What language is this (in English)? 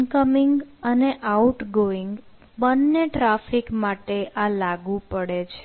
Gujarati